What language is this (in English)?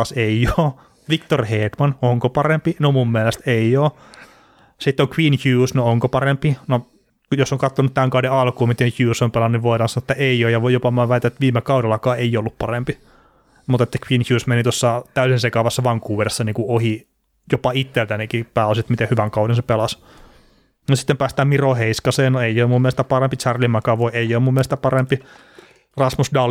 Finnish